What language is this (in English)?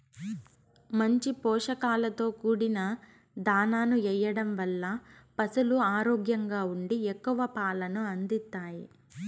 Telugu